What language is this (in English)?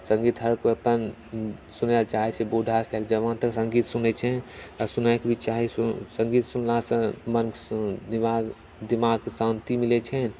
Maithili